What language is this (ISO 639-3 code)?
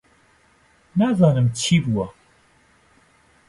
ckb